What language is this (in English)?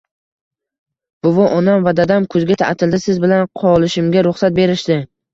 Uzbek